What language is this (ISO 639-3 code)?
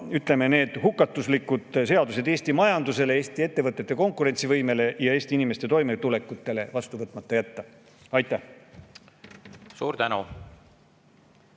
est